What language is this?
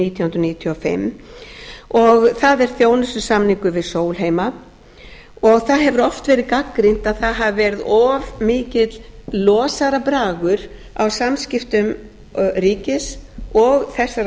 Icelandic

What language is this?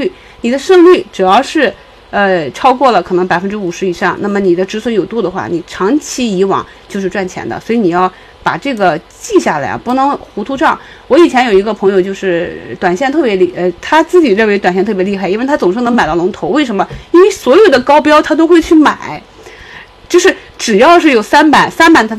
Chinese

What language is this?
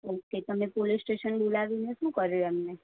Gujarati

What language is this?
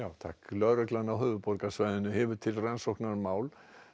Icelandic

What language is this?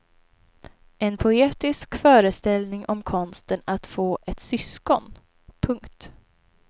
Swedish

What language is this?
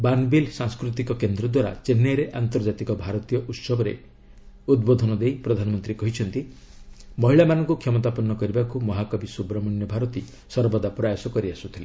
Odia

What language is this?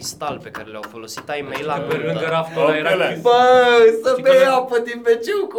Romanian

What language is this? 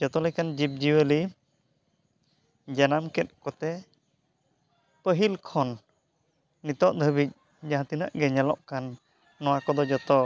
Santali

